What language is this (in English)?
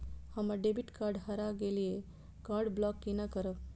Maithili